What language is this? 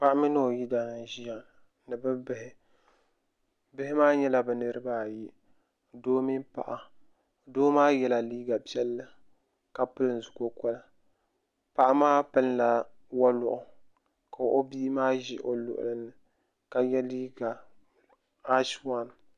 Dagbani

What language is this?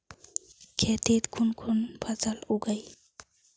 Magahi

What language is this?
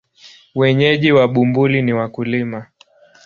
Swahili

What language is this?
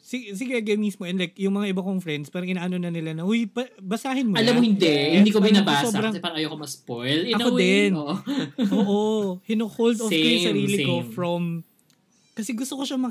Filipino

